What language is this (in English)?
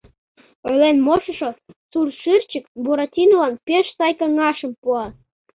Mari